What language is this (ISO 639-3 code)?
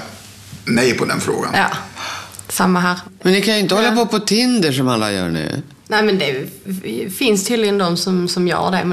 swe